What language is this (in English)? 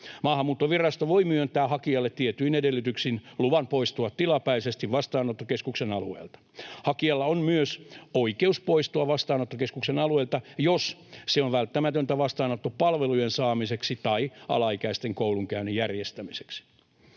Finnish